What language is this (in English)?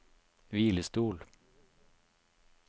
Norwegian